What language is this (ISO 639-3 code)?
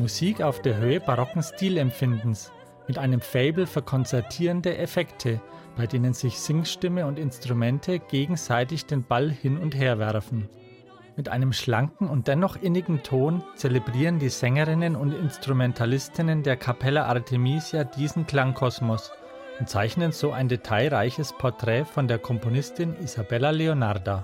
deu